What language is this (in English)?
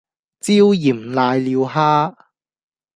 Cantonese